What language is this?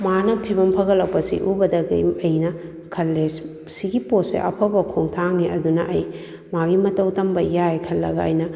Manipuri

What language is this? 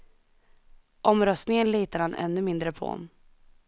Swedish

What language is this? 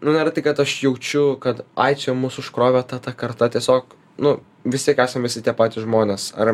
Lithuanian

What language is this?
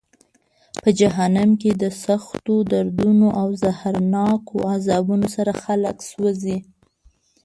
Pashto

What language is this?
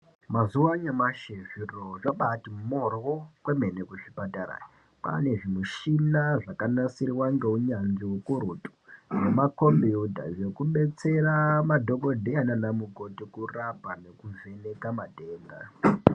Ndau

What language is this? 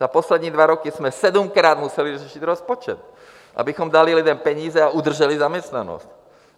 Czech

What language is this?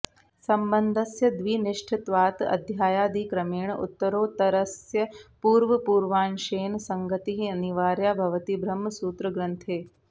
Sanskrit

